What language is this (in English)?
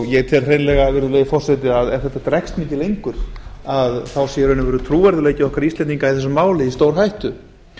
Icelandic